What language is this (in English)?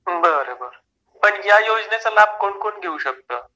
Marathi